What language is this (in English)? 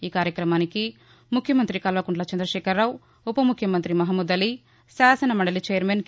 Telugu